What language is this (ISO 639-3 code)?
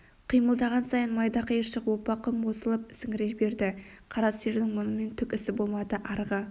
kaz